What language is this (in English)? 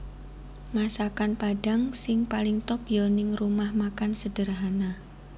Javanese